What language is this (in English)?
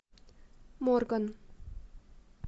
Russian